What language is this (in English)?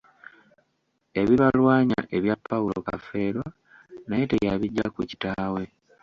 Ganda